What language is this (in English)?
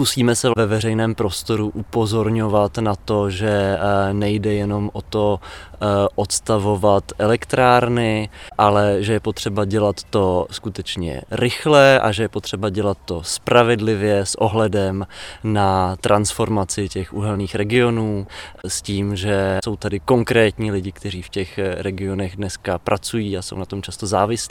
Czech